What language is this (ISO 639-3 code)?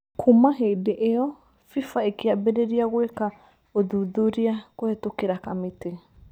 kik